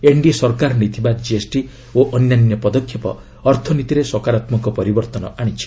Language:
Odia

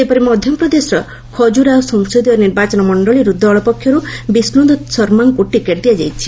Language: Odia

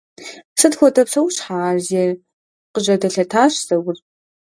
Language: Kabardian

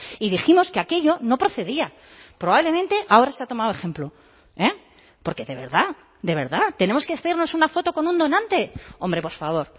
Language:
Spanish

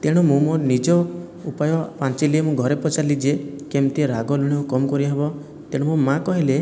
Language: Odia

